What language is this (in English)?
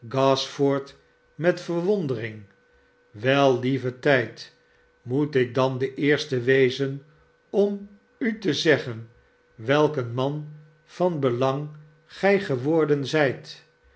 Dutch